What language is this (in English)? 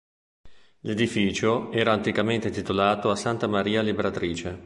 Italian